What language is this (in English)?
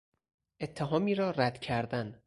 Persian